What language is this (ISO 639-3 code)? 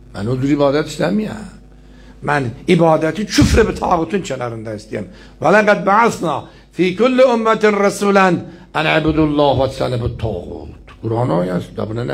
tur